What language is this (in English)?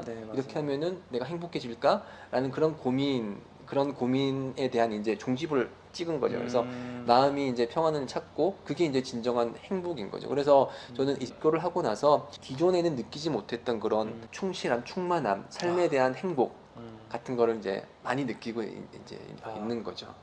Korean